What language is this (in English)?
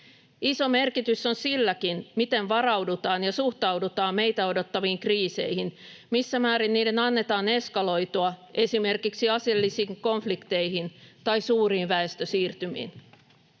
Finnish